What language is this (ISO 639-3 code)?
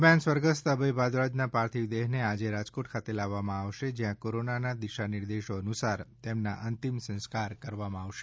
guj